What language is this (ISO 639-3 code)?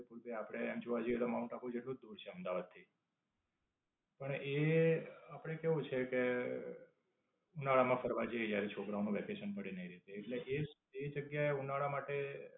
guj